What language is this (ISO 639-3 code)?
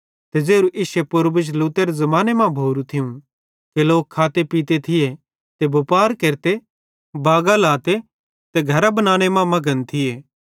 bhd